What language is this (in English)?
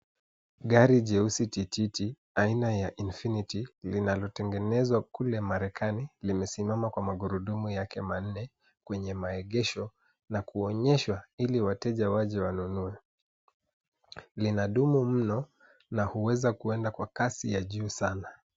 Swahili